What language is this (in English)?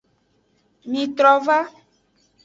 Aja (Benin)